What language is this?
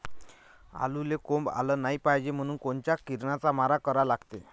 Marathi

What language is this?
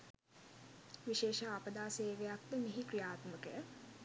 Sinhala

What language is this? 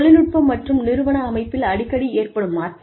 Tamil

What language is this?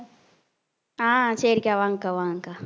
Tamil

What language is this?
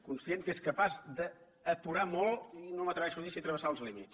Catalan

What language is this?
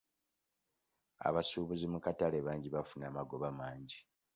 Ganda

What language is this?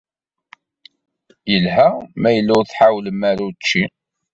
Kabyle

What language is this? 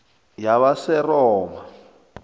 South Ndebele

